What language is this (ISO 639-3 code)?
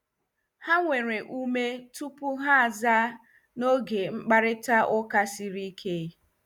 ibo